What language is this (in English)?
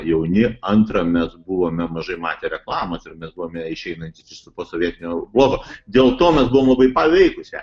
Lithuanian